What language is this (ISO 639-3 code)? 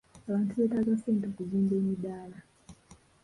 lug